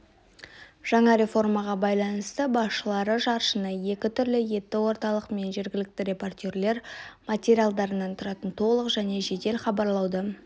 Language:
Kazakh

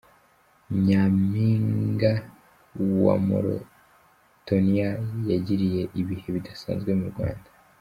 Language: Kinyarwanda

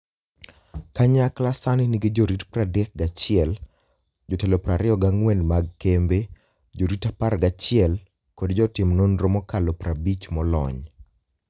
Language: Luo (Kenya and Tanzania)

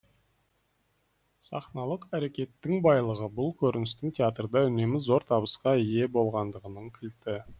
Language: Kazakh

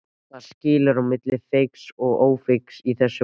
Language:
Icelandic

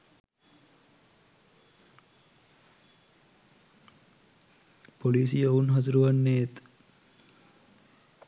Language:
Sinhala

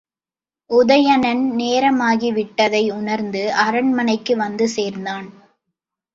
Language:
Tamil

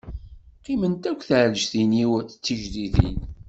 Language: Kabyle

